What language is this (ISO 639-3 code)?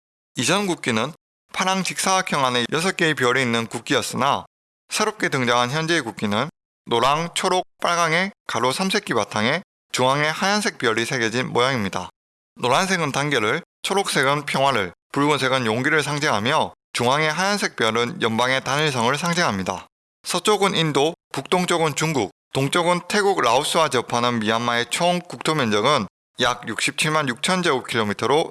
kor